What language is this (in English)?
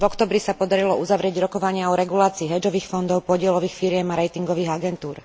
Slovak